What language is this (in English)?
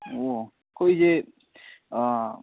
Manipuri